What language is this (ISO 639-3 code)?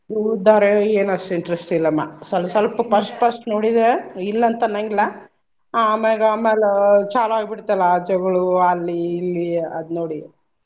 kan